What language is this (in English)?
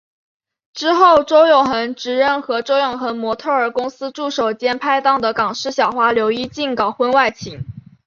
Chinese